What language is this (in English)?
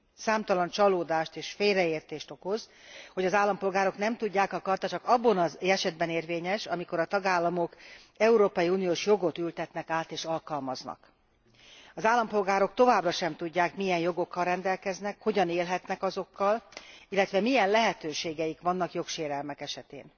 Hungarian